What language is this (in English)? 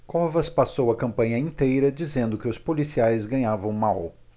Portuguese